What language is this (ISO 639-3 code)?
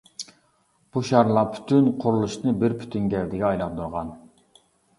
uig